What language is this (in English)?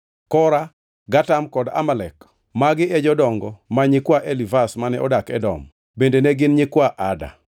Luo (Kenya and Tanzania)